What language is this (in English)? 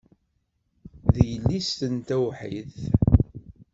Kabyle